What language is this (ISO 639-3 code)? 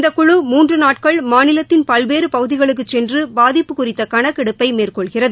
tam